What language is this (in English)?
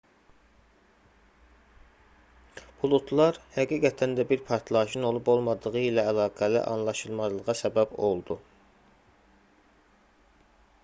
Azerbaijani